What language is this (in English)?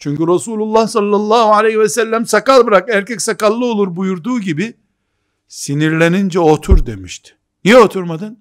Turkish